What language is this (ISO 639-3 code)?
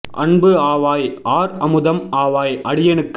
tam